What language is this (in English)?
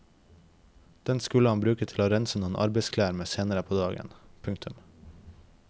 Norwegian